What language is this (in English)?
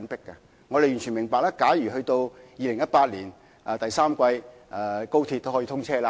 Cantonese